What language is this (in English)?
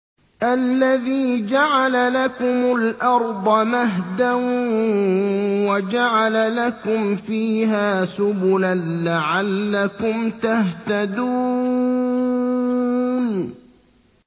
Arabic